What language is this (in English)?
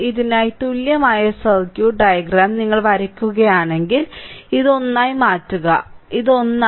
Malayalam